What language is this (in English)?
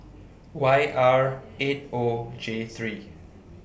English